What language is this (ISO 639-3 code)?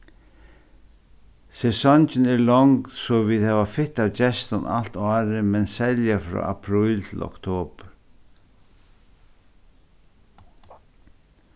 fao